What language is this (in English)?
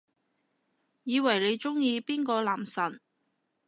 Cantonese